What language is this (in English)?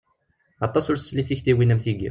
Kabyle